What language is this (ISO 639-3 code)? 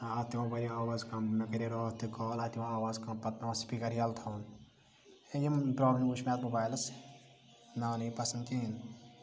kas